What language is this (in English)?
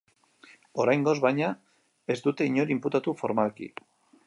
Basque